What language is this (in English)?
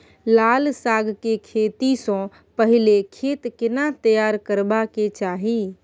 Maithili